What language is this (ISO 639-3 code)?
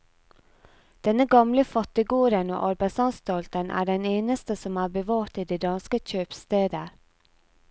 nor